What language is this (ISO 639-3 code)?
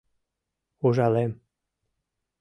chm